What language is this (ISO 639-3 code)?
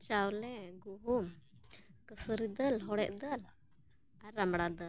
sat